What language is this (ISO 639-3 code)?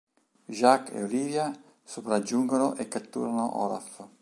ita